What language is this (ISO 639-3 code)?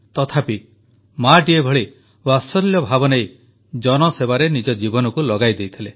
ori